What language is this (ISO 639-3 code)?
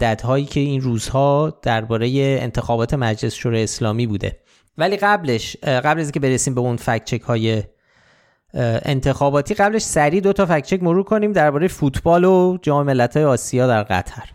fas